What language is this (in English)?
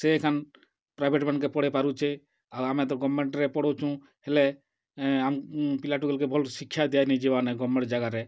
Odia